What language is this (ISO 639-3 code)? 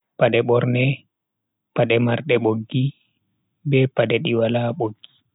fui